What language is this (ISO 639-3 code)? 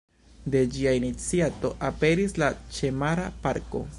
epo